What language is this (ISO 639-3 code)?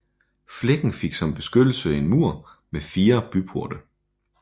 dan